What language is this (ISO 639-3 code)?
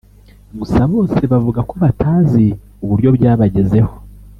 kin